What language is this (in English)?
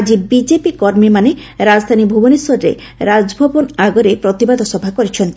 Odia